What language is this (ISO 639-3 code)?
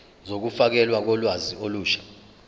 zul